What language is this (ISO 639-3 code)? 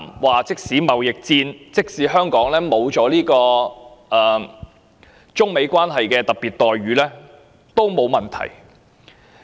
yue